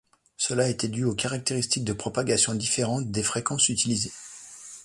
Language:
French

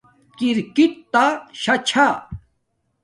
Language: Domaaki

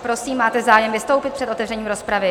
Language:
Czech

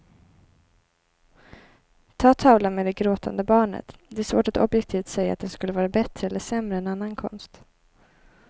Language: Swedish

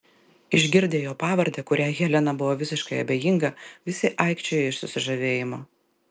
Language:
Lithuanian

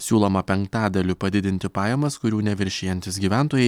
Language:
Lithuanian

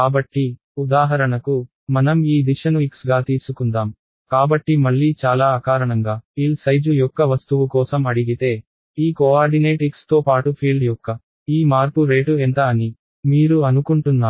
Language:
Telugu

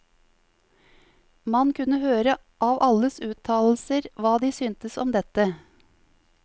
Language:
Norwegian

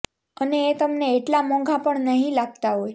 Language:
Gujarati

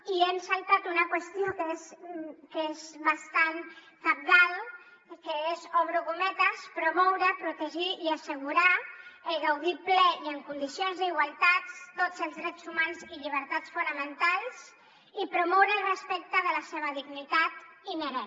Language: Catalan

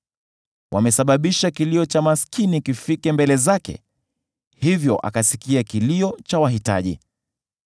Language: Swahili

